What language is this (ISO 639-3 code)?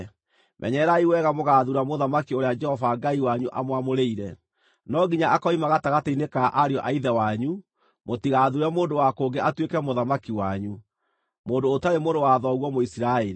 kik